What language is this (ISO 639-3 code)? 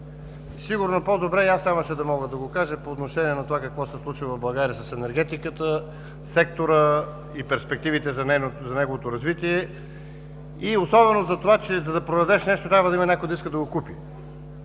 bul